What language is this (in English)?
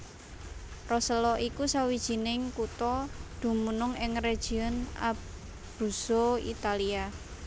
Javanese